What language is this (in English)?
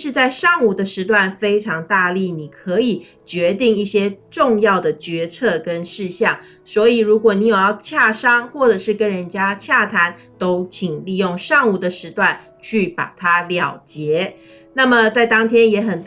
Chinese